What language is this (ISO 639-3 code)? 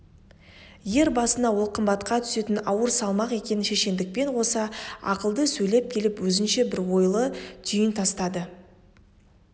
kaz